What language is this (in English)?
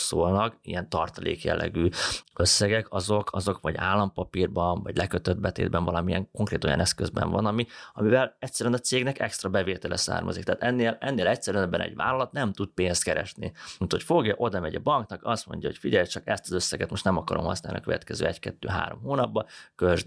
Hungarian